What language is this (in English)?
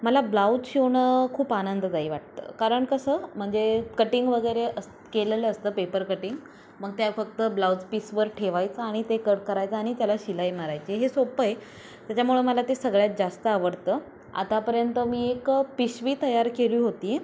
Marathi